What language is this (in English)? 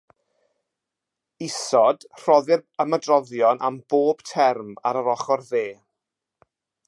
Welsh